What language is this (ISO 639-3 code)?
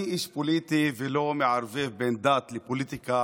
heb